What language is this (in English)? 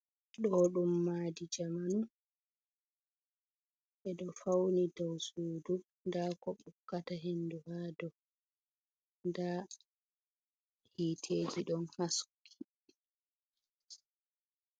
Fula